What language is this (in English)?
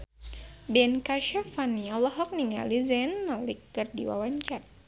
Sundanese